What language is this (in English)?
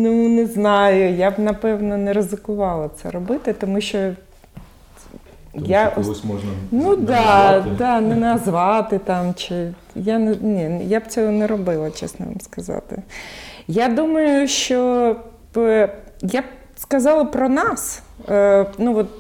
Ukrainian